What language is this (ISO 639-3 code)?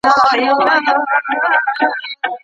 pus